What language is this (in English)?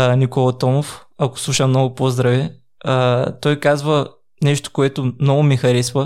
Bulgarian